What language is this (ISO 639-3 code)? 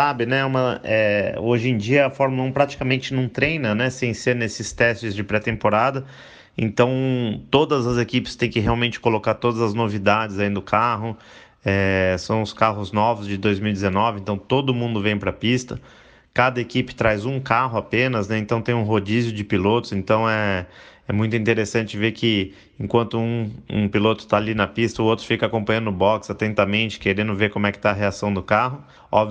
por